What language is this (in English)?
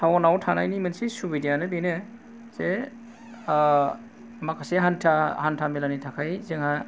Bodo